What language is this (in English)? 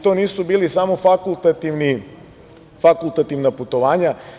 Serbian